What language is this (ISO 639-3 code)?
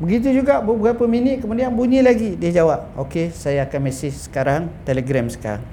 msa